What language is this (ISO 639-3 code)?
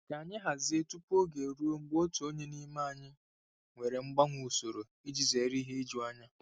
ibo